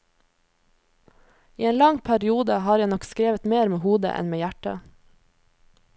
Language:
Norwegian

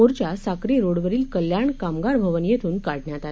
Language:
Marathi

